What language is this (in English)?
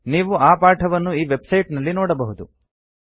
Kannada